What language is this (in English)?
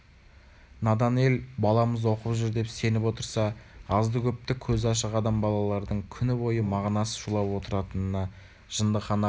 Kazakh